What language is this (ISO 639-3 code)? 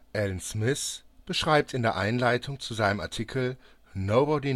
deu